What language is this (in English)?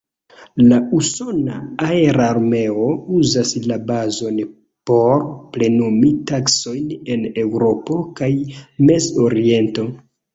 Esperanto